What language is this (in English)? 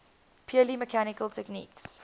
English